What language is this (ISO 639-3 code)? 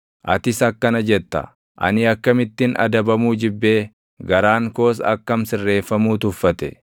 orm